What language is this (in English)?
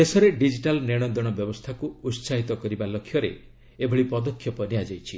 Odia